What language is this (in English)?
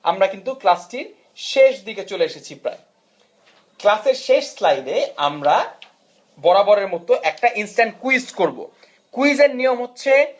Bangla